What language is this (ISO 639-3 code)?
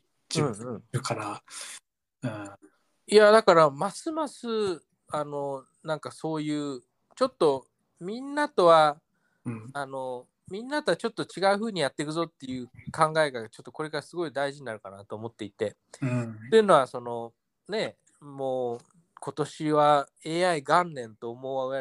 jpn